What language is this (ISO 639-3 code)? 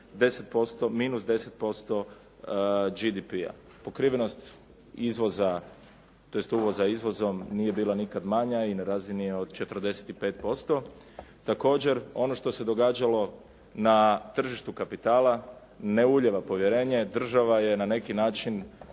hrv